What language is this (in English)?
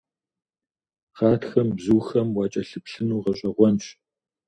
Kabardian